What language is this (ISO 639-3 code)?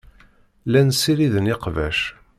kab